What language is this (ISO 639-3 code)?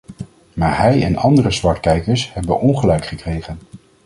nld